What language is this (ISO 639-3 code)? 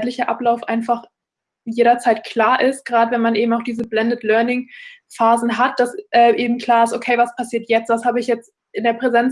deu